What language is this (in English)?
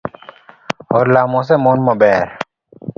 Luo (Kenya and Tanzania)